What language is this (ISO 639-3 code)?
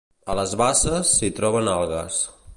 cat